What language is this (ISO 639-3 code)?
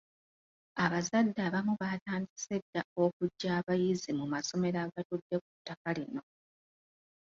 lug